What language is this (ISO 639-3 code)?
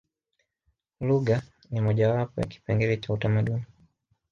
swa